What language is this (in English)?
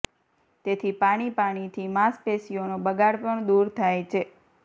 Gujarati